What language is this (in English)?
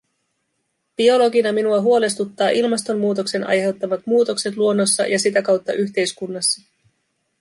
Finnish